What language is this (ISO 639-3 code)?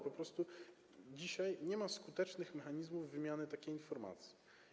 pol